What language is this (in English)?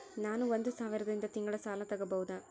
Kannada